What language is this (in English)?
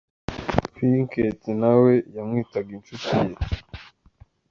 Kinyarwanda